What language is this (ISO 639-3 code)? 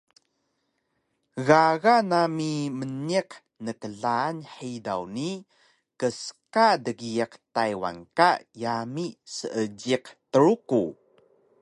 trv